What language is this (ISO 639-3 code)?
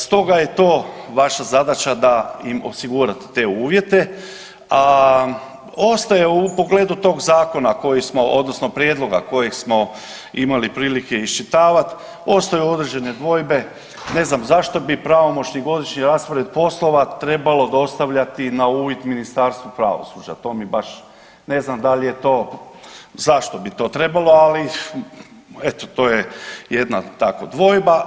hrv